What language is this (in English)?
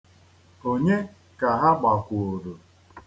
Igbo